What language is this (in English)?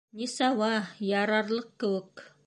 Bashkir